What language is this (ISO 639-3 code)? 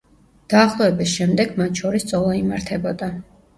kat